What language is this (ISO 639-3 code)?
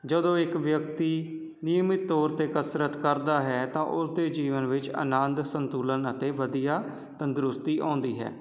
pan